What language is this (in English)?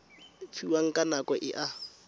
Tswana